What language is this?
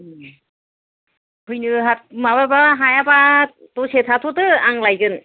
Bodo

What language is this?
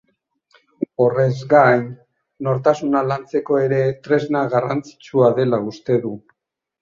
Basque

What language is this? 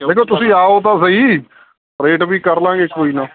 Punjabi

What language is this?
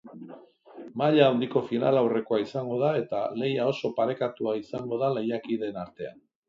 Basque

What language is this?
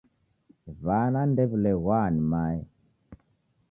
Taita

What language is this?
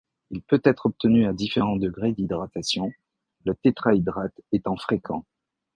French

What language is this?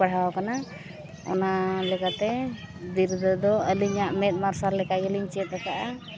Santali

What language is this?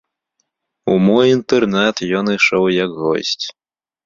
Belarusian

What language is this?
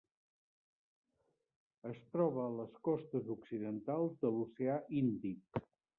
Catalan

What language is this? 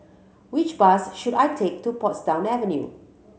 English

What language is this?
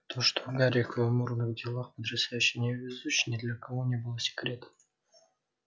Russian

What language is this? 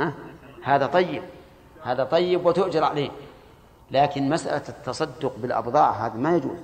Arabic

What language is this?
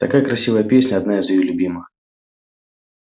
Russian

